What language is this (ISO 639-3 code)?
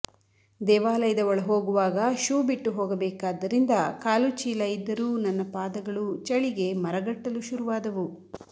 kan